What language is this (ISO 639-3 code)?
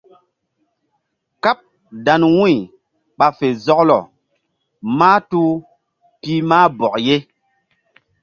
mdd